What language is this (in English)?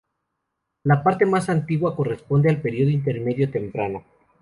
Spanish